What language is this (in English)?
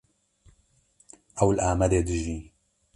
Kurdish